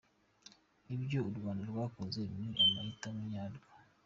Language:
Kinyarwanda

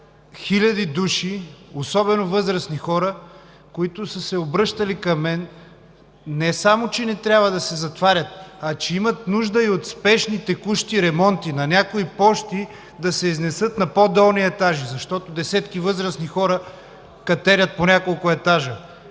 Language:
Bulgarian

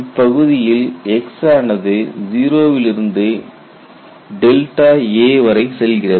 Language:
Tamil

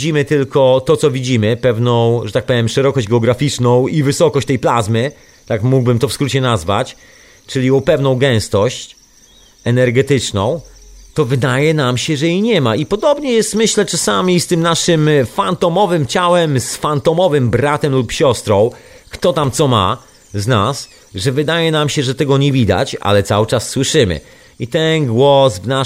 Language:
Polish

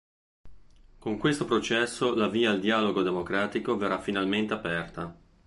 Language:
Italian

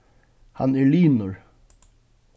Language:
Faroese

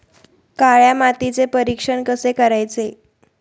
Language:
Marathi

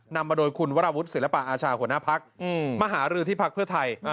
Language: Thai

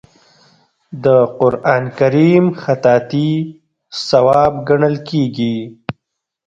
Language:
Pashto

